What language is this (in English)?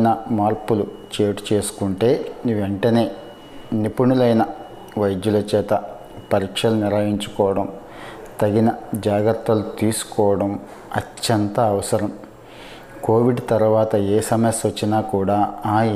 Telugu